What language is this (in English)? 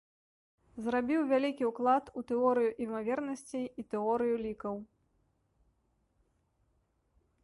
Belarusian